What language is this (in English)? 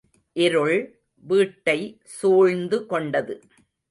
Tamil